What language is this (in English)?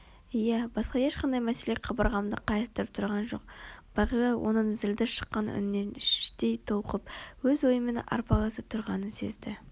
Kazakh